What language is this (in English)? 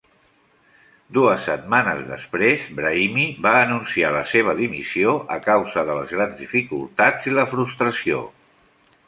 Catalan